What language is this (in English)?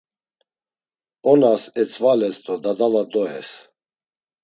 Laz